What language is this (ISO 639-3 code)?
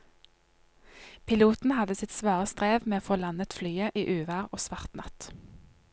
nor